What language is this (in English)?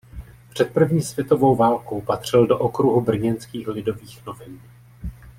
Czech